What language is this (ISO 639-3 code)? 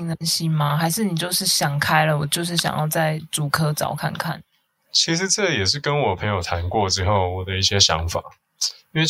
zho